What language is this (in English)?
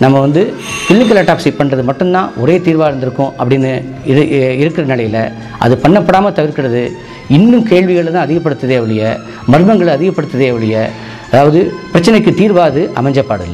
Arabic